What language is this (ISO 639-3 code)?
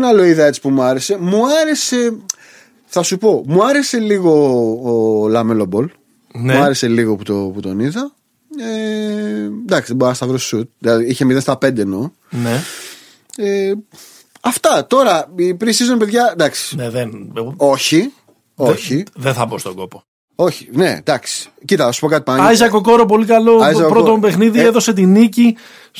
ell